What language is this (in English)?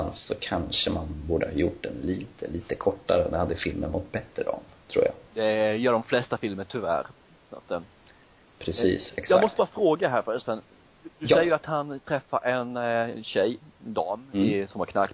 Swedish